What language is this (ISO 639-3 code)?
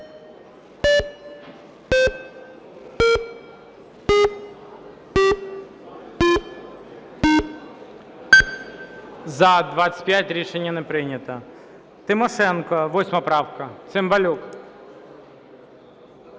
ukr